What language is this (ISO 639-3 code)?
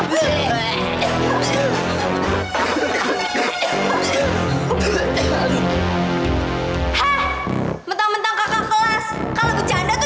ind